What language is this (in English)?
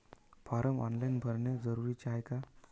Marathi